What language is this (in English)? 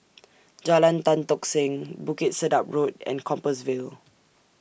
English